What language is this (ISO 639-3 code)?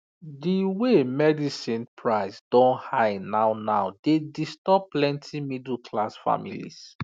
pcm